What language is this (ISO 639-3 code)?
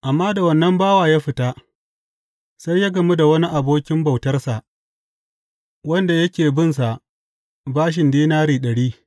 hau